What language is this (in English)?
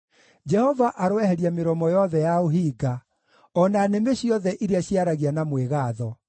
Kikuyu